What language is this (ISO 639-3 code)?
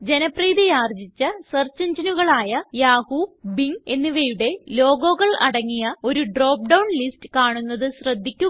mal